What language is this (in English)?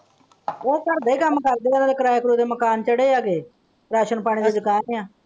Punjabi